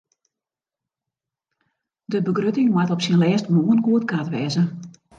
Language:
Western Frisian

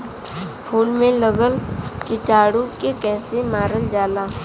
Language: Bhojpuri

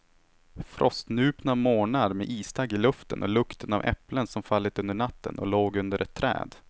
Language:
Swedish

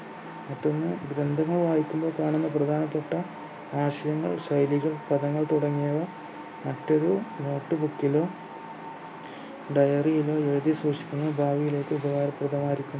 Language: Malayalam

